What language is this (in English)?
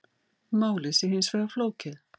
Icelandic